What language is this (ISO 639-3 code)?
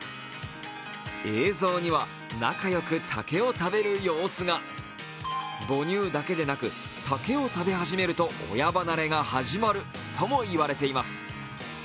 jpn